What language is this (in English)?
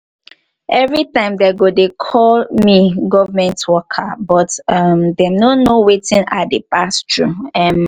Nigerian Pidgin